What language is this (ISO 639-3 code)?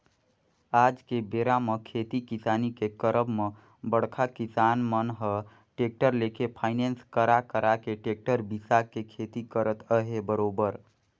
hne